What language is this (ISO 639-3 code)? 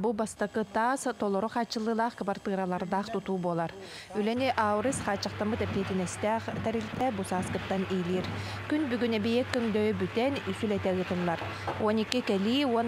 rus